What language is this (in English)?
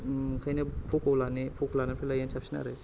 Bodo